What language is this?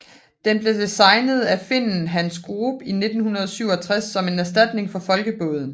Danish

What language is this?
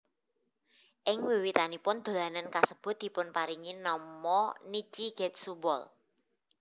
Javanese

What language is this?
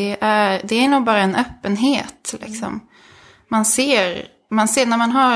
Swedish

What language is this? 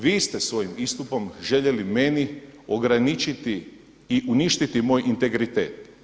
Croatian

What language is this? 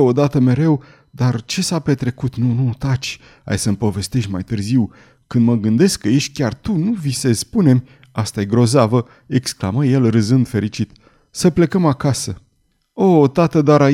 Romanian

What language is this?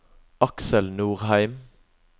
Norwegian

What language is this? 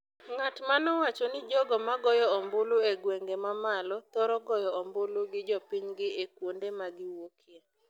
Luo (Kenya and Tanzania)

